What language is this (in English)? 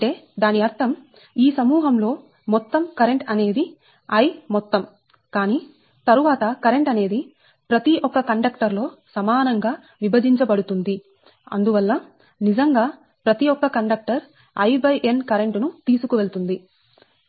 Telugu